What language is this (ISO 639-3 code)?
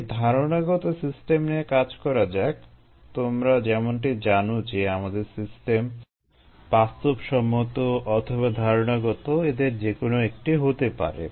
ben